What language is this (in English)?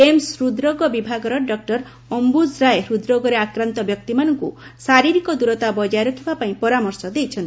Odia